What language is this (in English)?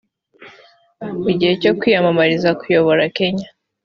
Kinyarwanda